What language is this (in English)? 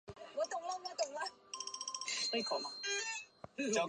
Chinese